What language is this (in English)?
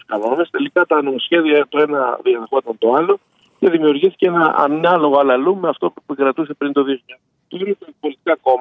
Greek